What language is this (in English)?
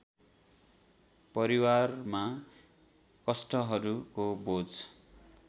Nepali